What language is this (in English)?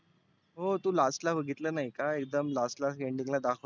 Marathi